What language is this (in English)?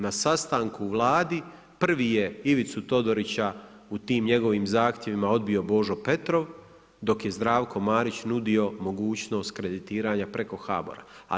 Croatian